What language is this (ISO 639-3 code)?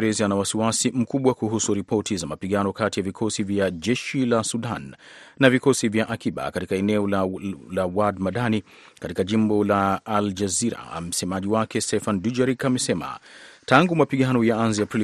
swa